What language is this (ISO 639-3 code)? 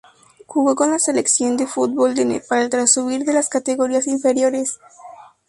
spa